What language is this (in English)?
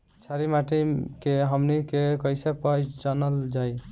Bhojpuri